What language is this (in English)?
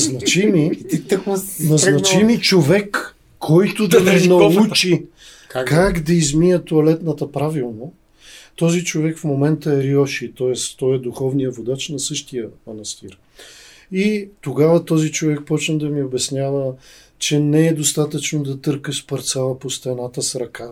Bulgarian